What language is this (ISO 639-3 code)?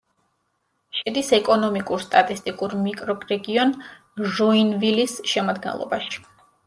kat